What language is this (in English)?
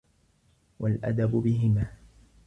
Arabic